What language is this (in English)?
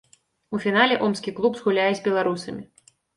Belarusian